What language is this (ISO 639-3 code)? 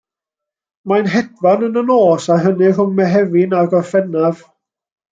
cym